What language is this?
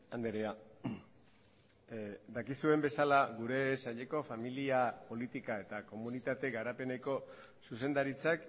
Basque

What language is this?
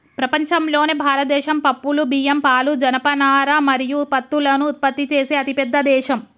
Telugu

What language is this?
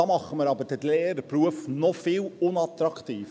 Swiss German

